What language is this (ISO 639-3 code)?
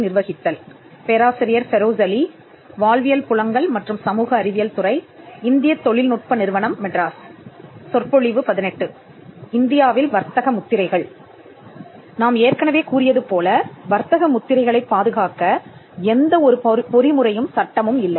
tam